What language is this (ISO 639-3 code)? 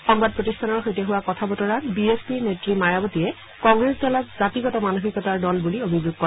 asm